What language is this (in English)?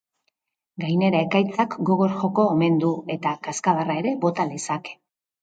Basque